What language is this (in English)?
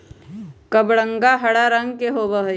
Magahi